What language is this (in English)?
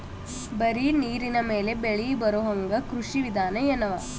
Kannada